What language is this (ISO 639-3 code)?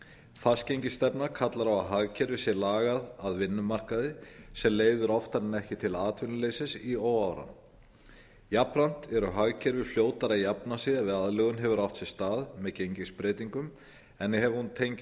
isl